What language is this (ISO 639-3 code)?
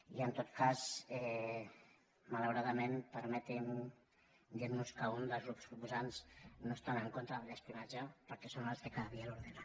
cat